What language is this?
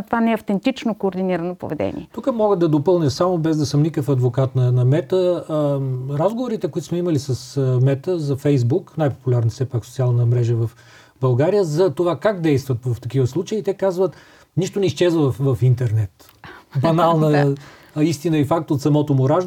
Bulgarian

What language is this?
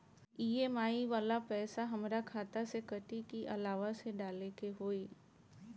Bhojpuri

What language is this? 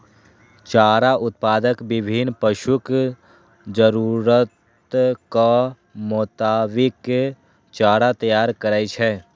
Maithili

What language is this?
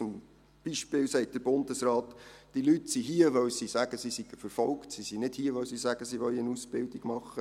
Swiss German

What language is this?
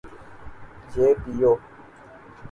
Urdu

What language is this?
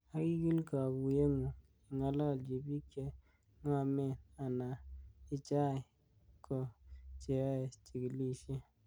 Kalenjin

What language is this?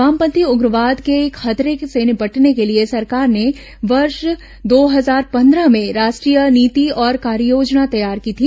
Hindi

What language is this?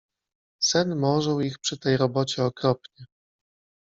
Polish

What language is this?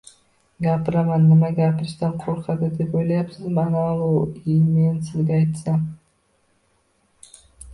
Uzbek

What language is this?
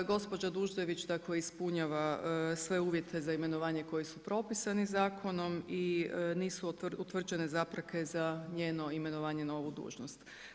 Croatian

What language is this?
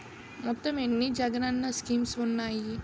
Telugu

